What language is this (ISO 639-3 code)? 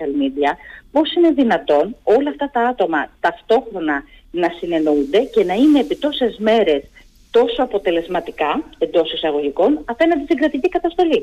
ell